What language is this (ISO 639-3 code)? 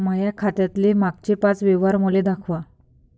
mar